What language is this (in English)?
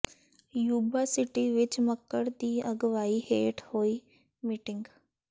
Punjabi